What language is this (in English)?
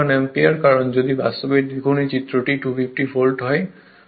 Bangla